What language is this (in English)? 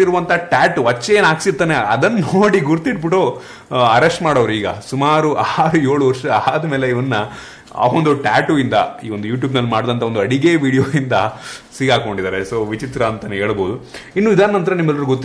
Kannada